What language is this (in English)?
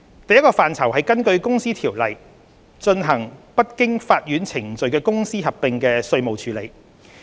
Cantonese